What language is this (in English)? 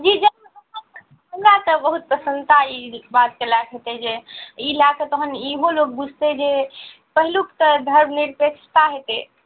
Maithili